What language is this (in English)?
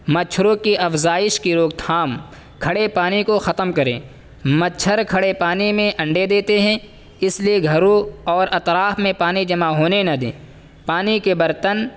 Urdu